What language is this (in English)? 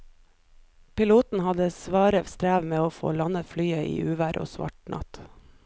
Norwegian